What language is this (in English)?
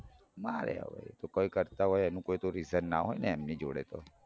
Gujarati